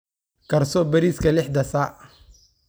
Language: Somali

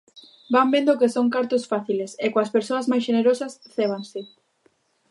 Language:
Galician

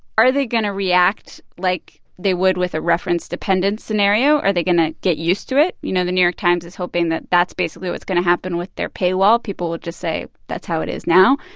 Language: English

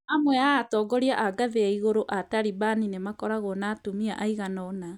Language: Kikuyu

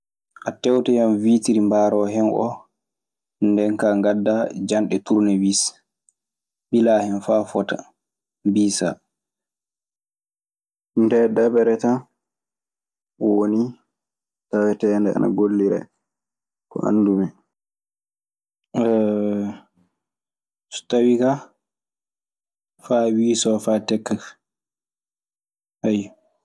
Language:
Maasina Fulfulde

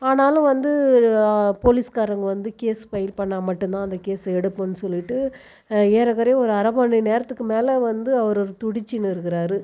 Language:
Tamil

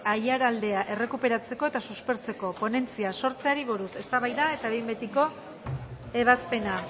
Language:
Basque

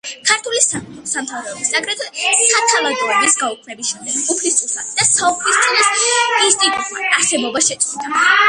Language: Georgian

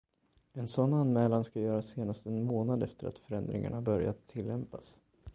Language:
Swedish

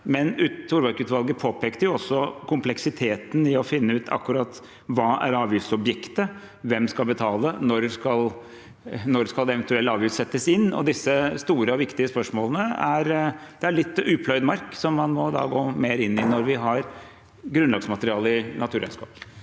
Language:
Norwegian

